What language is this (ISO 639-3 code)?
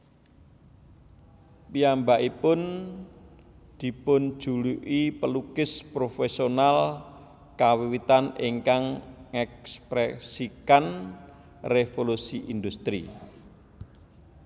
jav